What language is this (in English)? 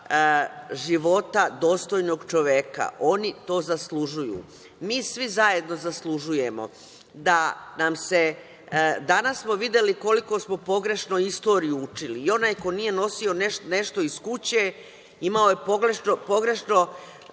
Serbian